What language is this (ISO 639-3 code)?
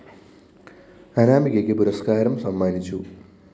mal